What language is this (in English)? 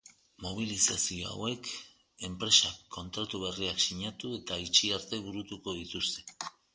Basque